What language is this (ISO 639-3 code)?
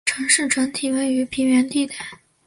zho